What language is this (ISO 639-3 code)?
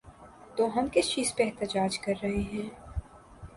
urd